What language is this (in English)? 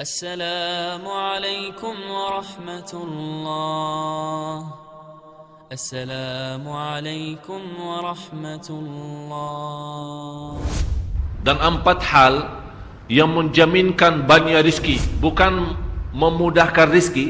Malay